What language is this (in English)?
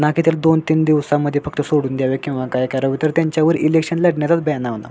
Marathi